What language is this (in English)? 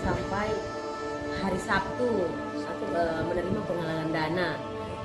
Indonesian